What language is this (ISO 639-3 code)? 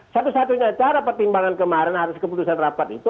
ind